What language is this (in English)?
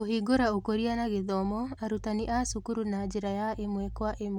Kikuyu